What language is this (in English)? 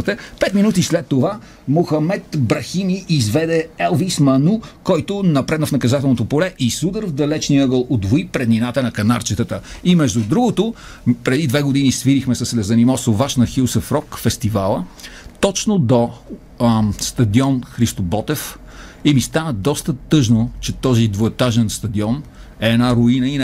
Bulgarian